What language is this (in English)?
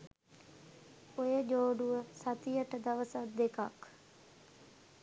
Sinhala